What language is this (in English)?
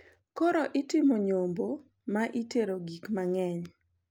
Luo (Kenya and Tanzania)